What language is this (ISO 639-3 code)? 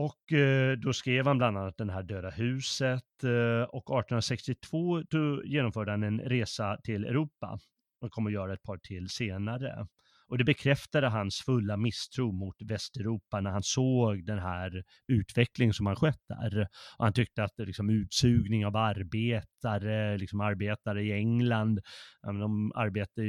swe